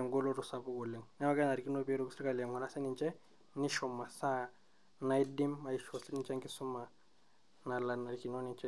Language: Masai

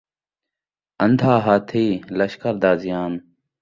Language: Saraiki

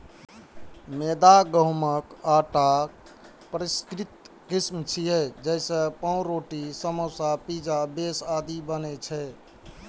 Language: Maithili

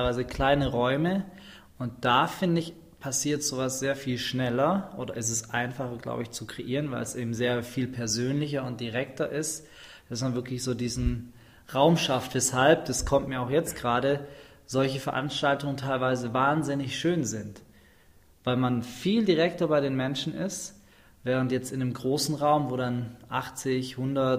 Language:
German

